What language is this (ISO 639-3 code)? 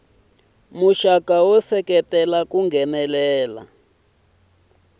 tso